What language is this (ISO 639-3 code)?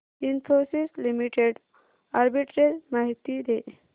mar